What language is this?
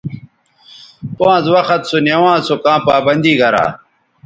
Bateri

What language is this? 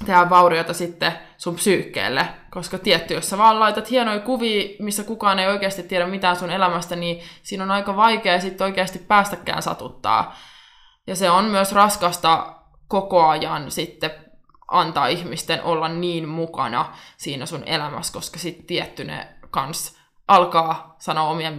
Finnish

